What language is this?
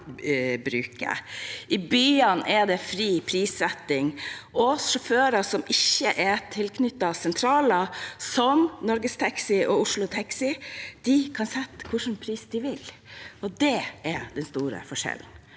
Norwegian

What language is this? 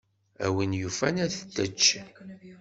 Kabyle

